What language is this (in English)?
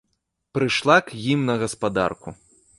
Belarusian